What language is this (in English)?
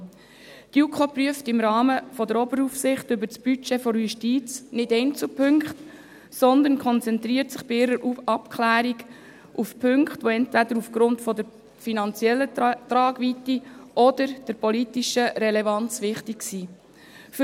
Swiss German